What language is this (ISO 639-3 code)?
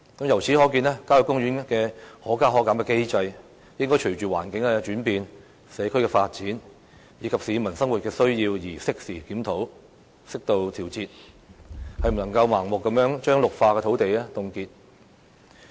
yue